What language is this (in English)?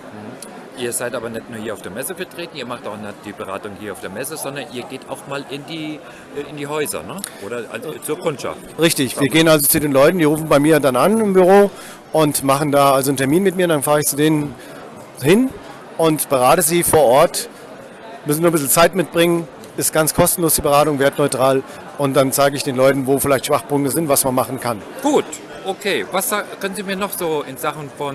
German